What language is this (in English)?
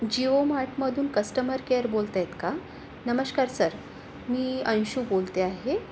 Marathi